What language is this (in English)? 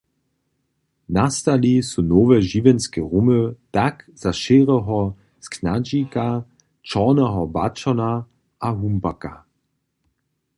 Upper Sorbian